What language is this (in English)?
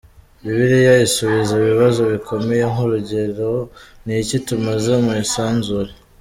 Kinyarwanda